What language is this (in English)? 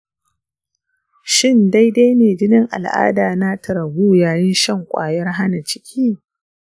Hausa